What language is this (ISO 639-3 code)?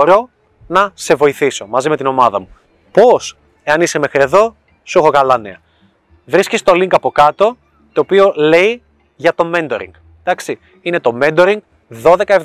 ell